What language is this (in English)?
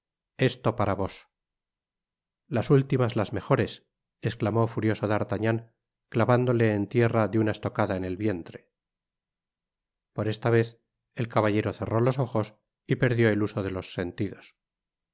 Spanish